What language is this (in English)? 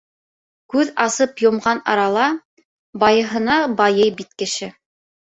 Bashkir